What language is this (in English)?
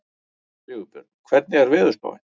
Icelandic